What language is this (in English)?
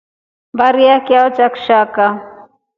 Rombo